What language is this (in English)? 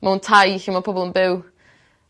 Welsh